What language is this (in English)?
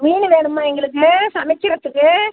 Tamil